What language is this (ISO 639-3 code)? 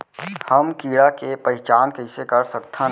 hne